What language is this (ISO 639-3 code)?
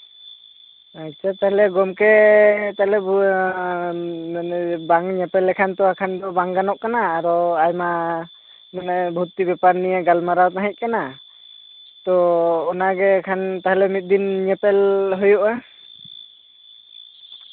sat